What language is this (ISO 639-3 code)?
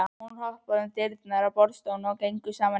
isl